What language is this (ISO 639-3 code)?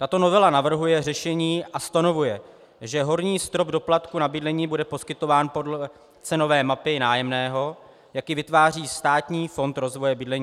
ces